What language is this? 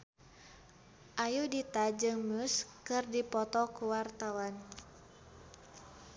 Sundanese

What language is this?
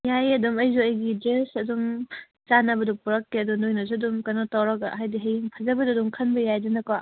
Manipuri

